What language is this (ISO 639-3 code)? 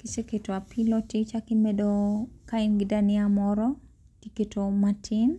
luo